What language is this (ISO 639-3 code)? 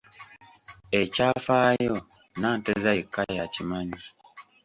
lug